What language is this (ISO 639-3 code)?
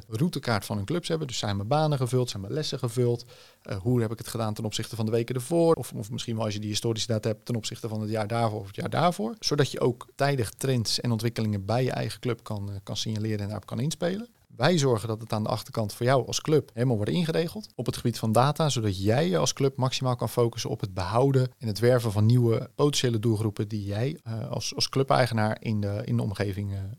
nld